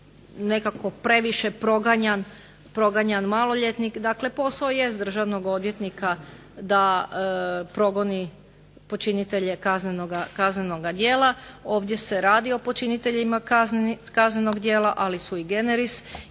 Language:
Croatian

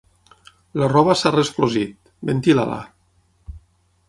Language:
Catalan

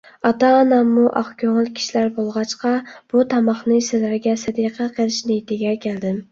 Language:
Uyghur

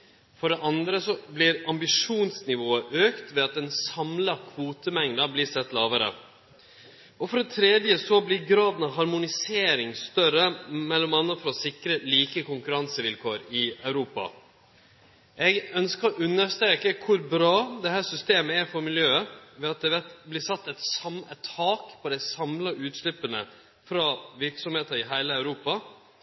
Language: Norwegian Nynorsk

